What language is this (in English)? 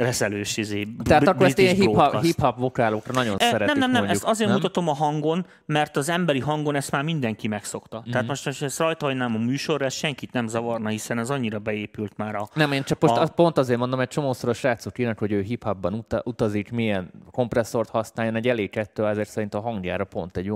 Hungarian